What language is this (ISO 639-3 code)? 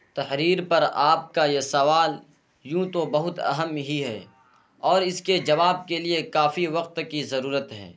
urd